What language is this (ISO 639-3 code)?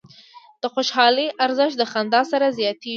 pus